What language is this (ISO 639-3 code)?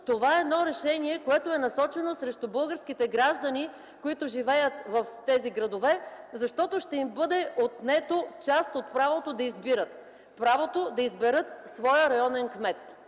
bul